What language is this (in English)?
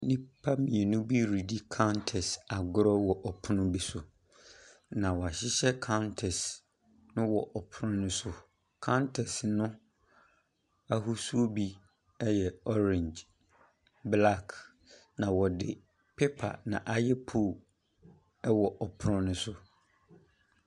Akan